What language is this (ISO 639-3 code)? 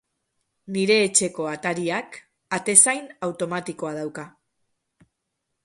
eus